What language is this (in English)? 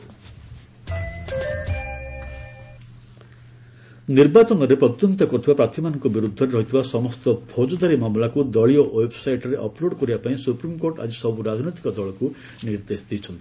Odia